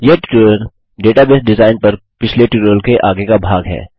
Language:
Hindi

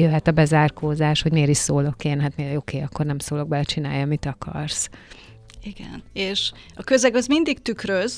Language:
Hungarian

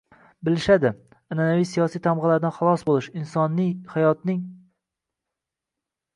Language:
Uzbek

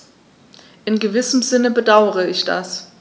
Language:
German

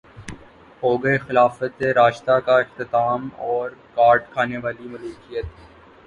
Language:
Urdu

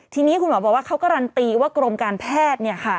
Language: Thai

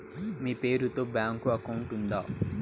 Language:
Telugu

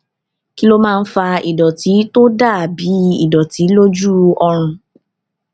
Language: Yoruba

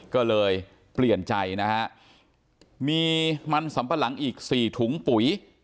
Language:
Thai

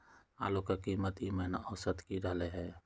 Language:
Magahi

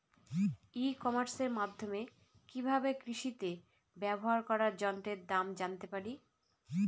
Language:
Bangla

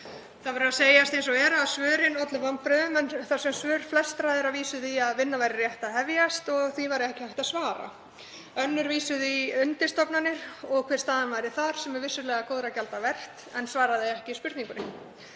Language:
Icelandic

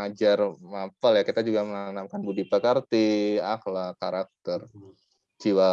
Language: Indonesian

